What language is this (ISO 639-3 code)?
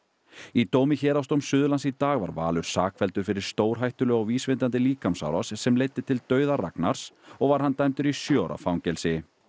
isl